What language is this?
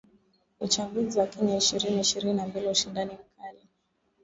Swahili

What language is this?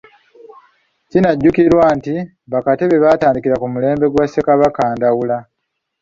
Ganda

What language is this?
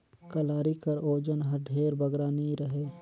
Chhattisgarhi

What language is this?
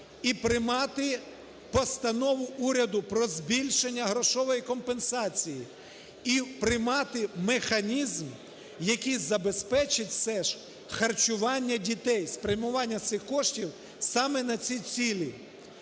Ukrainian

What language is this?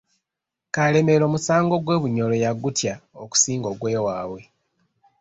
Ganda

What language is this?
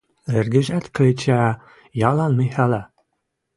Western Mari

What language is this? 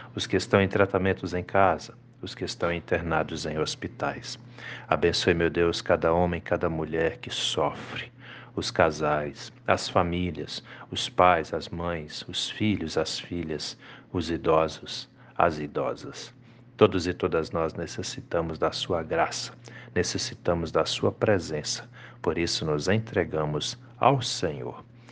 Portuguese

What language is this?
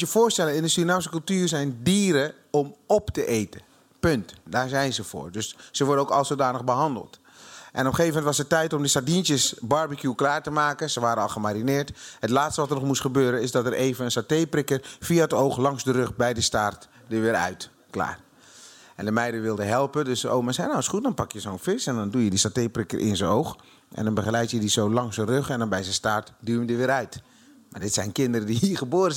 Dutch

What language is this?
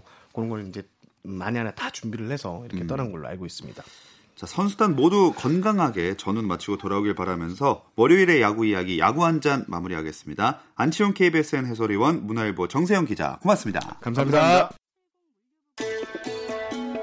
Korean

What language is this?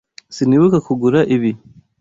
Kinyarwanda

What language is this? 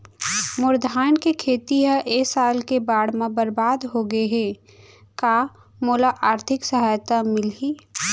Chhattisgarhi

